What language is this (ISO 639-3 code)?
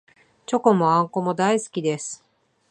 jpn